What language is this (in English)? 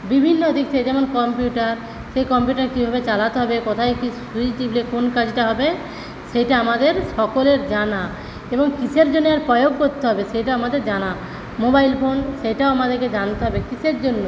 Bangla